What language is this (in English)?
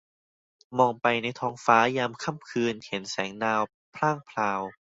Thai